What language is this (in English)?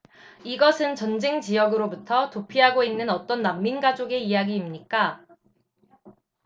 Korean